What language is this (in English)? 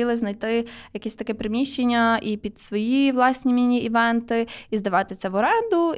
Ukrainian